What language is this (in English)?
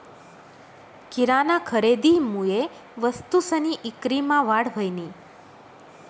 Marathi